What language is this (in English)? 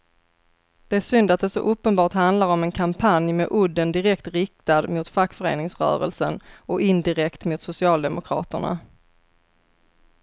Swedish